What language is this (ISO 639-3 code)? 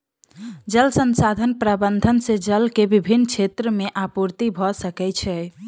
mai